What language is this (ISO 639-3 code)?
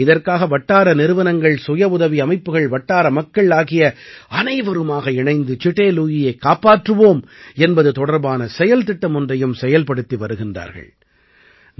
tam